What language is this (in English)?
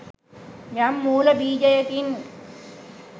Sinhala